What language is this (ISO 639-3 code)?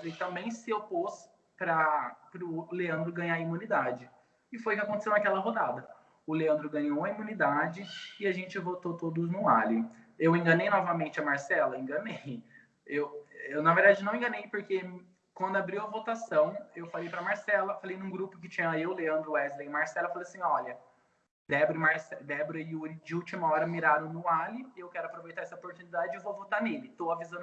por